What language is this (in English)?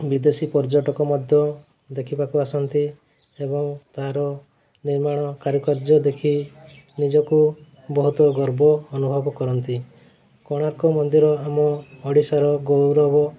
Odia